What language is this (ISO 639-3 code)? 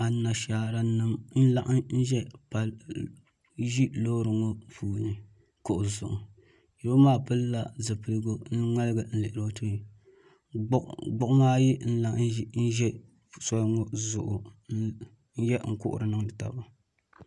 dag